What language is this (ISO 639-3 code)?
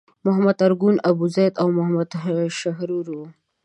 pus